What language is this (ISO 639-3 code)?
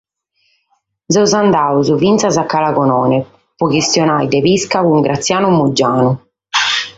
srd